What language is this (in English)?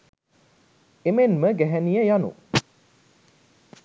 Sinhala